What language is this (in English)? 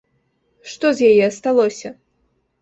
Belarusian